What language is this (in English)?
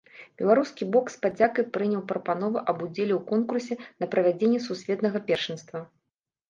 Belarusian